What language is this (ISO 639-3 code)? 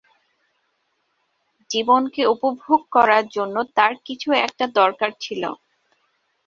ben